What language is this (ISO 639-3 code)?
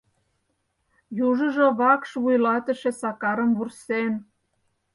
chm